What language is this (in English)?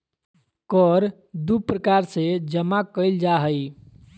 Magahi